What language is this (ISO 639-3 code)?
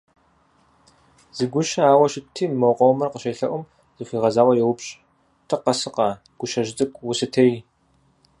kbd